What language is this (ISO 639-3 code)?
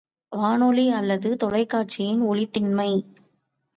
tam